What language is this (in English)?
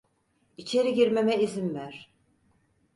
Turkish